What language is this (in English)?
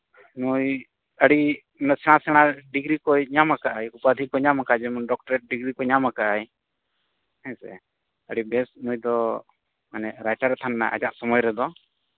Santali